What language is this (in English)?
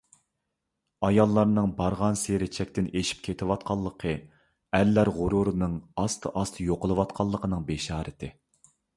Uyghur